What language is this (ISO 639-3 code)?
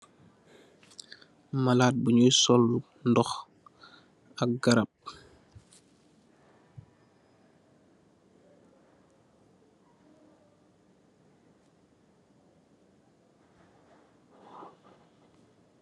wol